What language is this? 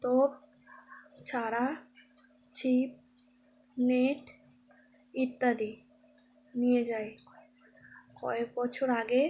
Bangla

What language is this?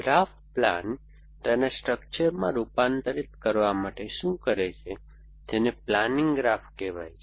Gujarati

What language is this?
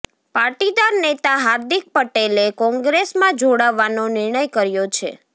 Gujarati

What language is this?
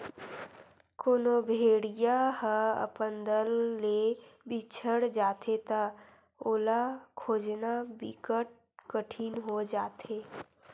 Chhattisgarhi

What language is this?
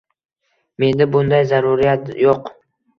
Uzbek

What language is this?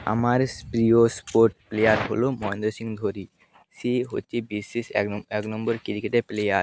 Bangla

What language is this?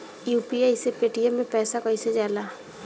Bhojpuri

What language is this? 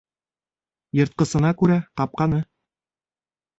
Bashkir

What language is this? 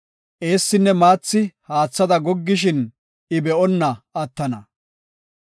Gofa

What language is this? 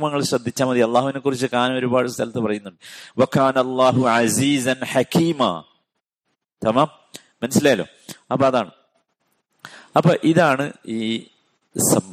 Malayalam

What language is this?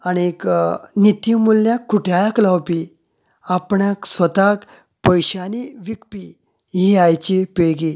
Konkani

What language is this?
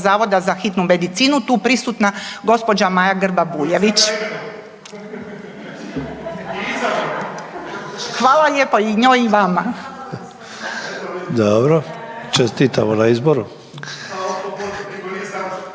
Croatian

